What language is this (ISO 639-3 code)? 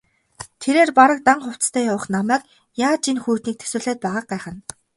mon